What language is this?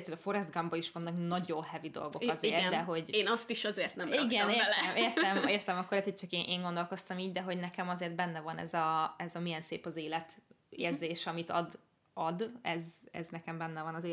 Hungarian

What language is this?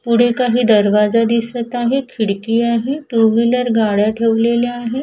Marathi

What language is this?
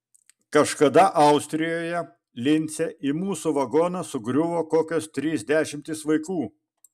Lithuanian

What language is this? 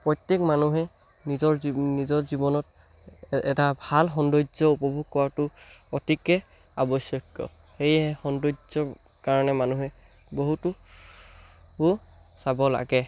Assamese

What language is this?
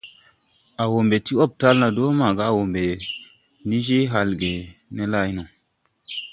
Tupuri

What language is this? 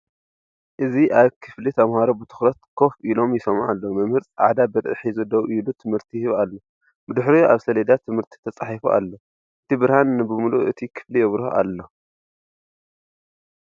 Tigrinya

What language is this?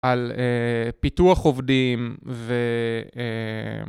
Hebrew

